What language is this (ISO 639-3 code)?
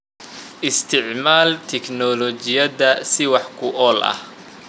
som